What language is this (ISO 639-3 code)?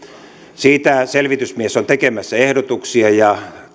fin